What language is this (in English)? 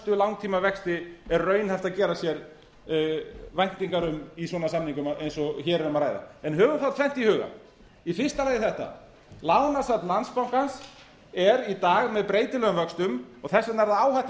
Icelandic